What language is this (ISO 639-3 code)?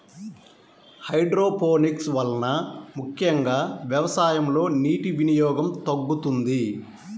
tel